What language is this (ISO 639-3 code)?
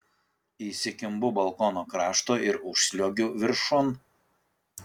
lit